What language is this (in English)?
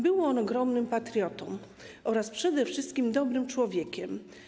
Polish